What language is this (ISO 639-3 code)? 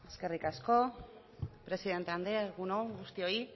eus